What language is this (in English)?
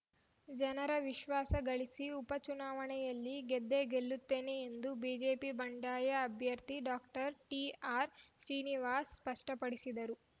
Kannada